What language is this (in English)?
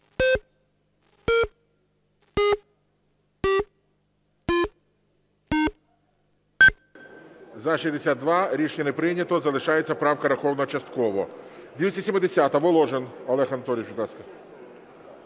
Ukrainian